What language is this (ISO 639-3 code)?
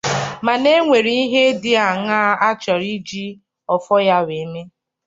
ibo